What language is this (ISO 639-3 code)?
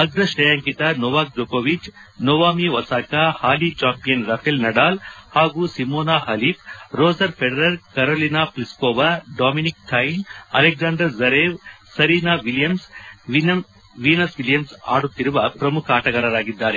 kan